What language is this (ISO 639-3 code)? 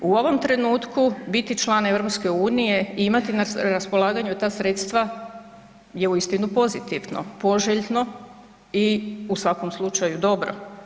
hrv